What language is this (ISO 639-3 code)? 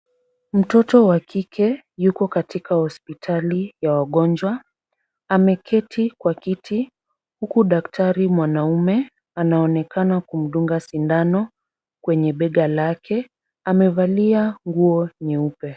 swa